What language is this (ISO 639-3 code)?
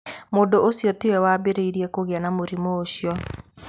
kik